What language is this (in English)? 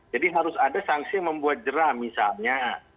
Indonesian